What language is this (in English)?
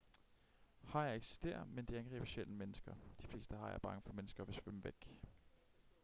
Danish